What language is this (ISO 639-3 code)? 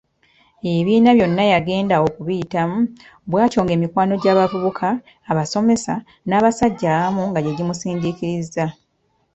lug